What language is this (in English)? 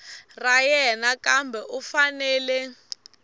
Tsonga